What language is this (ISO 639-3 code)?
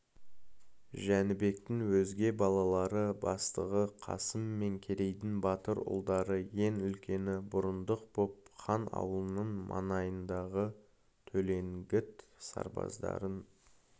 kaz